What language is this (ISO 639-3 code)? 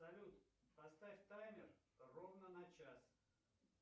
rus